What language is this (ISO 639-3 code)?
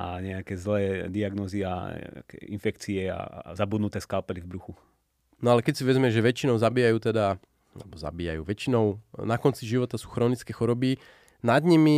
slk